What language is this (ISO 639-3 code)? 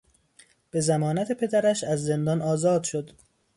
fas